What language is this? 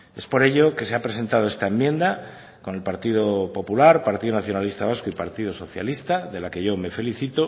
Spanish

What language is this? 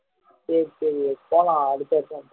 Tamil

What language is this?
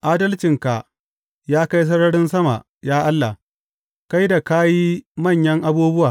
Hausa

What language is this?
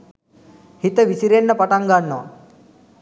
Sinhala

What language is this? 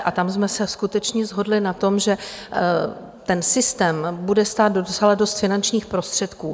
Czech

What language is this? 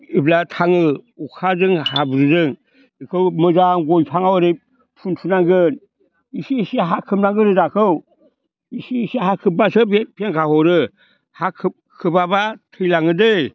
Bodo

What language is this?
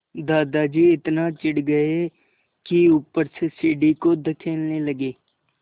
Hindi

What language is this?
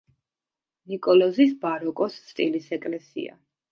Georgian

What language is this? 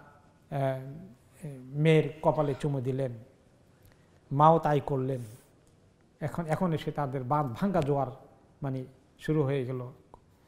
Arabic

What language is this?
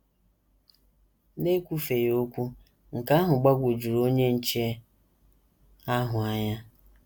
Igbo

